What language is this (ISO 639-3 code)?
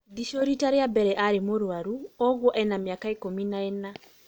kik